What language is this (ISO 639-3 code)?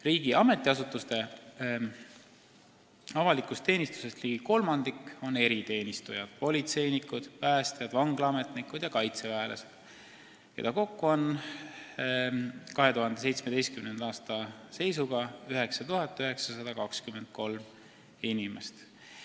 est